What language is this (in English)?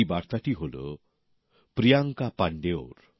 Bangla